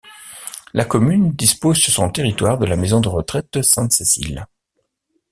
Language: French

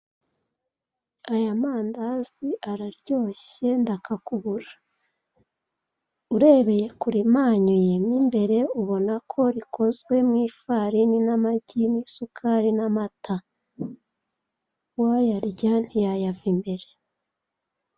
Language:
Kinyarwanda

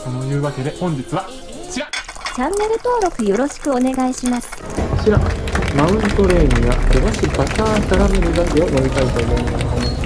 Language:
Japanese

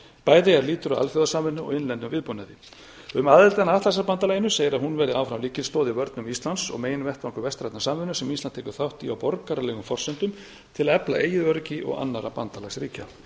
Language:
Icelandic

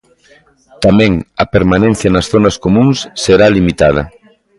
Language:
Galician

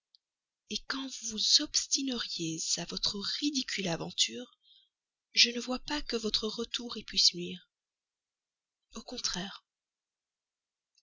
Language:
French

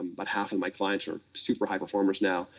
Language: English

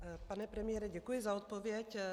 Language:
Czech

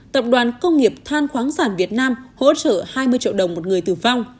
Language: Vietnamese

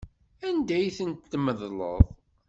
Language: Kabyle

